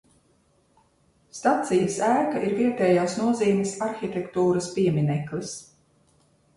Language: Latvian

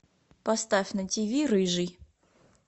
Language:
Russian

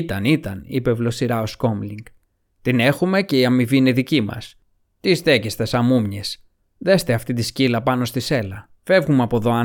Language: Greek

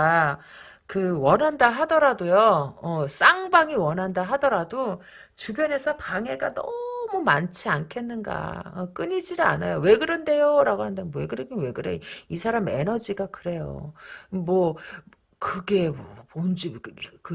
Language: Korean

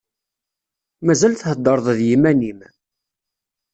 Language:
Kabyle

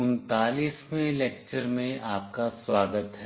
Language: Hindi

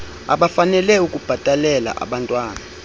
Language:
Xhosa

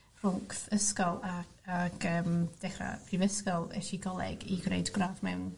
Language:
Welsh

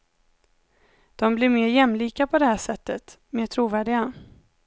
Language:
Swedish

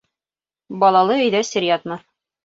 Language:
Bashkir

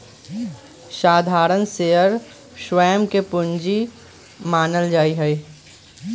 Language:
Magahi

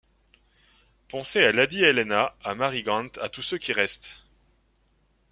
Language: French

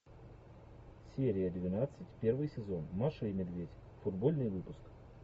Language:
Russian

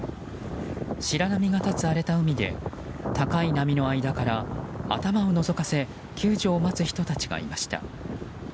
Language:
Japanese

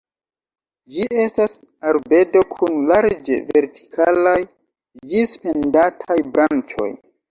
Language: Esperanto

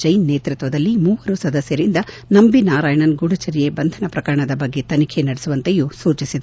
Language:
Kannada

